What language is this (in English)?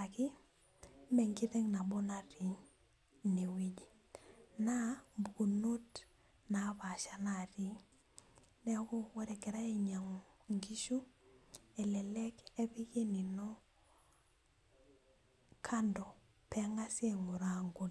Masai